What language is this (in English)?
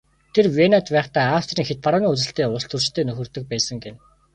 Mongolian